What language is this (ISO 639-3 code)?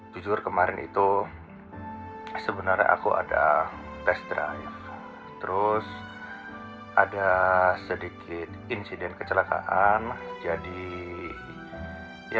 ind